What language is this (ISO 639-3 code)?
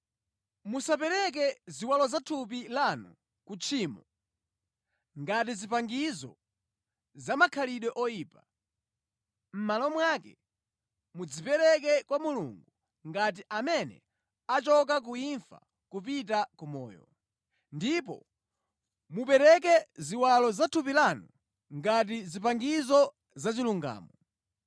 nya